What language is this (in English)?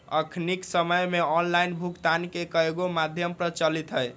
Magahi